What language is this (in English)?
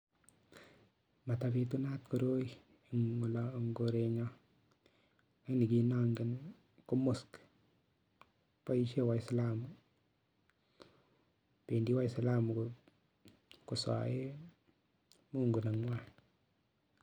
Kalenjin